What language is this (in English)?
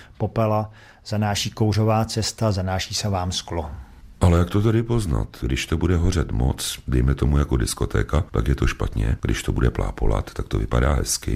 Czech